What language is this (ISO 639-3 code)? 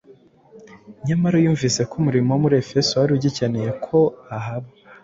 kin